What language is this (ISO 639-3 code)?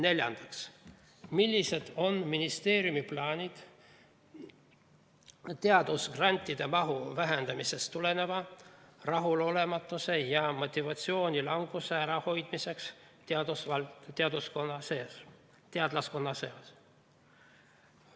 est